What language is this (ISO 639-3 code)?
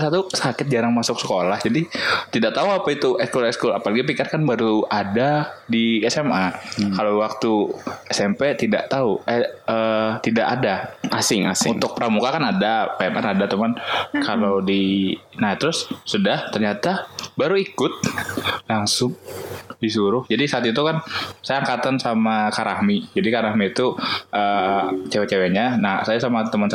ind